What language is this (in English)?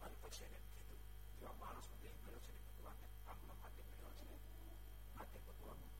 Gujarati